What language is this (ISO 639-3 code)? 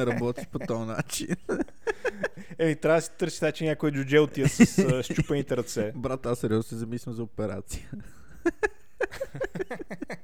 bul